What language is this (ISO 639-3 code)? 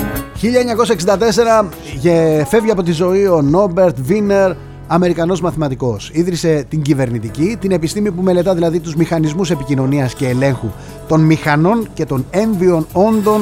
ell